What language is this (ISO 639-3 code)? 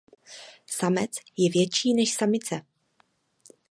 ces